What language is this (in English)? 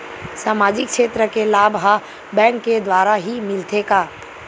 Chhattisgarhi